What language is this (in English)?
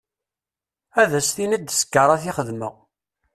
Kabyle